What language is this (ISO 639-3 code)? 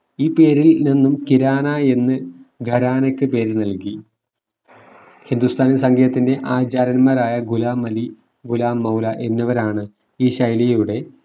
mal